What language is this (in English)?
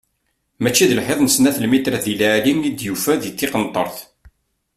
Kabyle